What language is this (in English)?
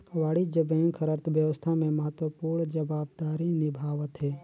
Chhattisgarhi